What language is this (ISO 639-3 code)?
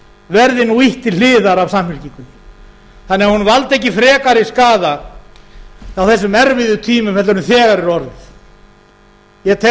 isl